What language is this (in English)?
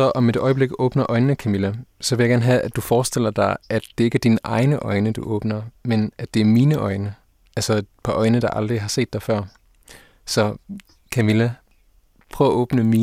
Danish